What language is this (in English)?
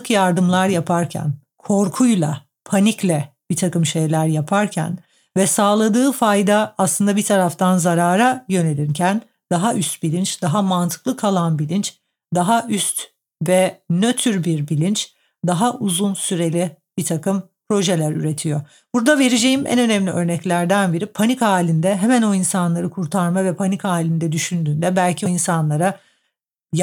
Turkish